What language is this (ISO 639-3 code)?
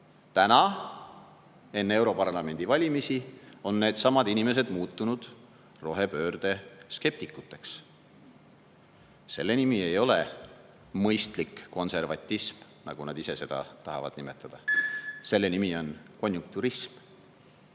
est